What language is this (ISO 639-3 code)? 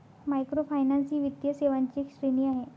mar